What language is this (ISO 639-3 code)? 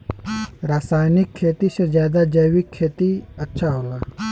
bho